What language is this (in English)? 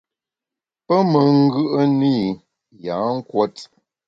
Bamun